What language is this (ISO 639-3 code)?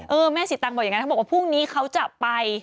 tha